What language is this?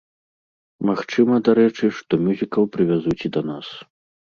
Belarusian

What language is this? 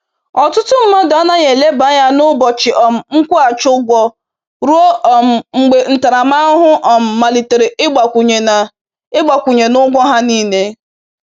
Igbo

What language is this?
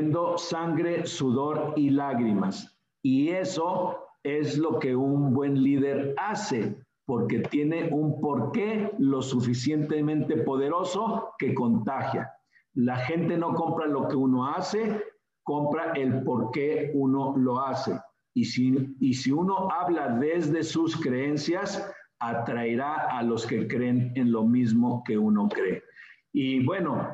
Spanish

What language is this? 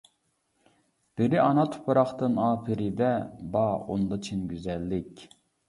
Uyghur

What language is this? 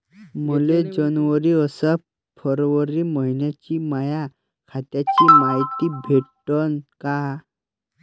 Marathi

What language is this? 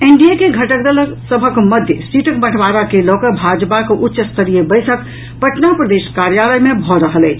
Maithili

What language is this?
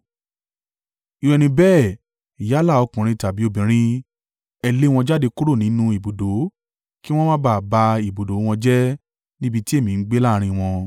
Yoruba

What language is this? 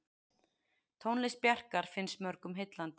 Icelandic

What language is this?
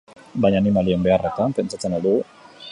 Basque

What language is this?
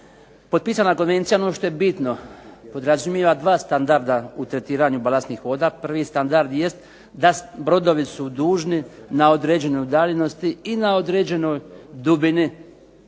Croatian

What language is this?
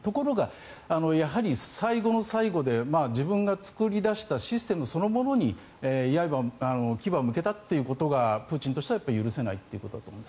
Japanese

